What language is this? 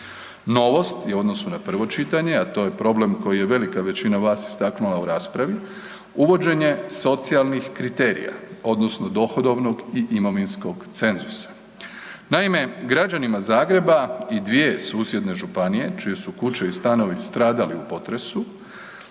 Croatian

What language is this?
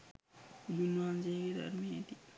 Sinhala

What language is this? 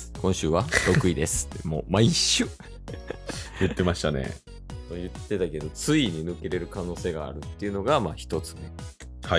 Japanese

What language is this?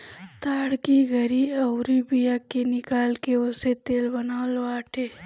Bhojpuri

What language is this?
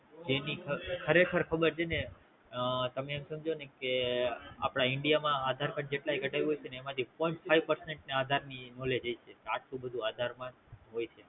Gujarati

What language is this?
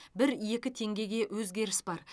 Kazakh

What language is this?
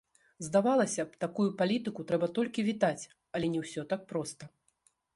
Belarusian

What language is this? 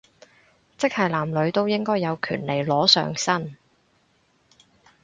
Cantonese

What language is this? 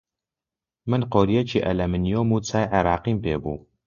Central Kurdish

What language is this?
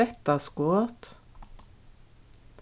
Faroese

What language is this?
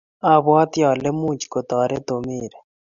Kalenjin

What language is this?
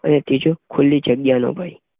Gujarati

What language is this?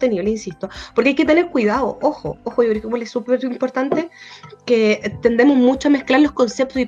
Spanish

